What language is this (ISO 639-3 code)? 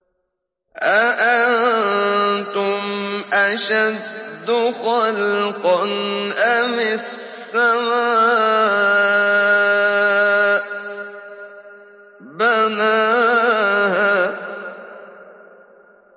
ara